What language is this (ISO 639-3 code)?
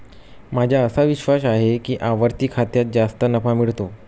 mar